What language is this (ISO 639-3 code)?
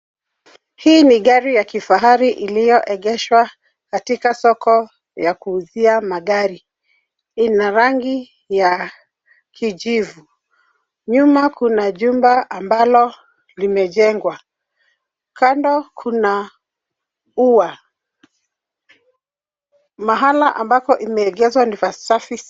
swa